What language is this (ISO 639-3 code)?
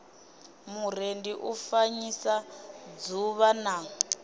ven